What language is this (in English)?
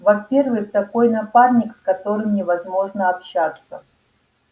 Russian